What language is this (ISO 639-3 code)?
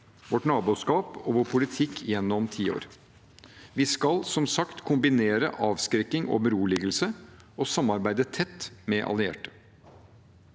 nor